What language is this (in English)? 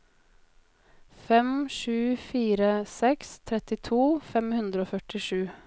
Norwegian